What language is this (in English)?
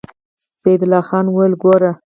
Pashto